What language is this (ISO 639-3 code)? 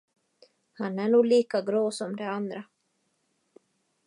swe